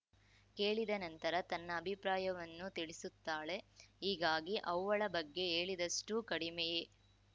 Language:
Kannada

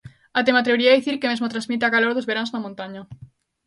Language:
Galician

